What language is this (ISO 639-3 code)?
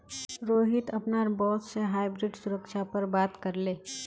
mag